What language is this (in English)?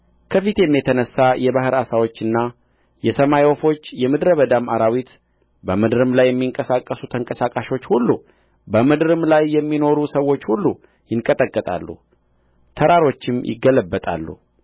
Amharic